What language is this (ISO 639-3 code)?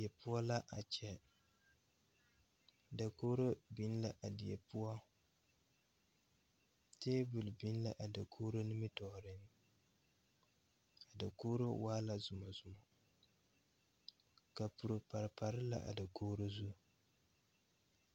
dga